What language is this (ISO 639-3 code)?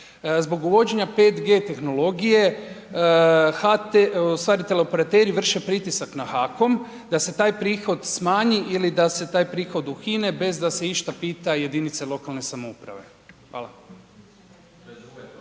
hrv